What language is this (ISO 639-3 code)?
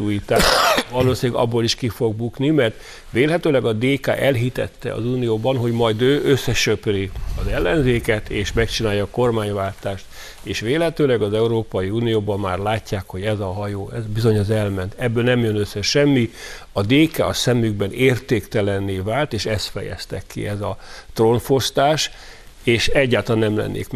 hun